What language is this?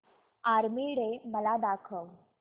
Marathi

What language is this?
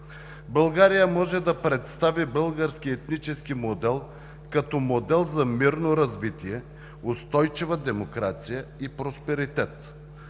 Bulgarian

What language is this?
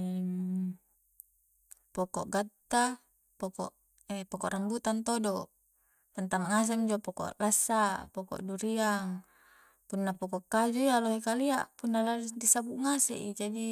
Coastal Konjo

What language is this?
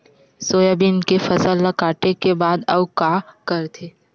Chhattisgarhi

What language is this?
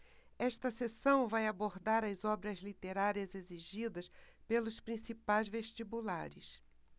Portuguese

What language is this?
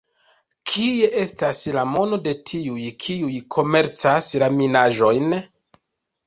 Esperanto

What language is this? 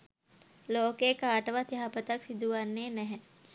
Sinhala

